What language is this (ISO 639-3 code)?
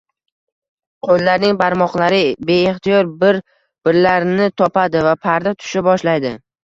uzb